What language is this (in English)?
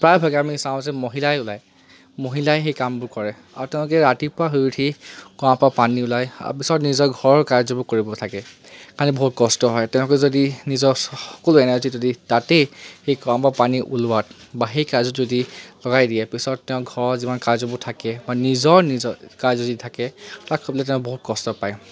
Assamese